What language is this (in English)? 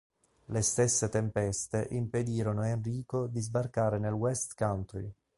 Italian